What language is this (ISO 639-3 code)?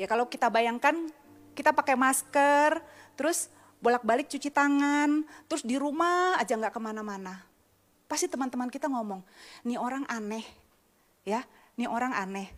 ind